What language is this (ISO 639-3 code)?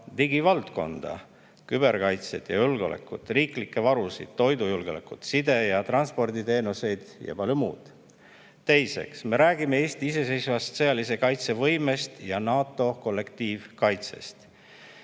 est